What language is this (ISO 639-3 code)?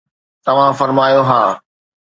snd